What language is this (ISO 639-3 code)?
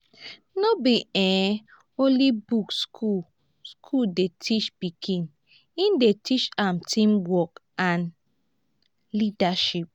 pcm